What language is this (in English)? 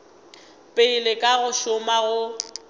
Northern Sotho